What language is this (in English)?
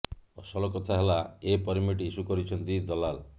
Odia